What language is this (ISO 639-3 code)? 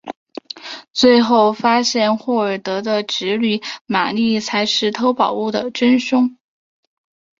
zho